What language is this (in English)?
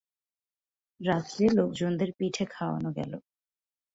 Bangla